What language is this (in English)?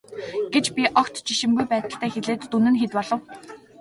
Mongolian